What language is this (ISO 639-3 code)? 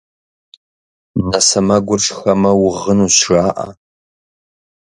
kbd